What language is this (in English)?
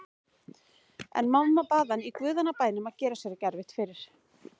Icelandic